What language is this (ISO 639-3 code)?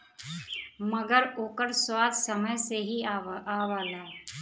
bho